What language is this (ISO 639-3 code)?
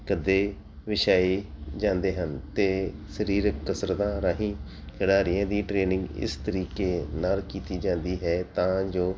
pan